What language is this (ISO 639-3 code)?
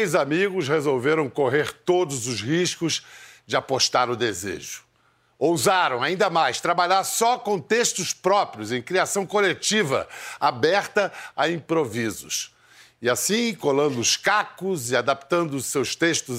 por